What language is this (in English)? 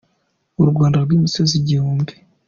Kinyarwanda